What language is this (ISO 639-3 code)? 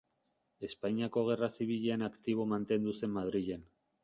eus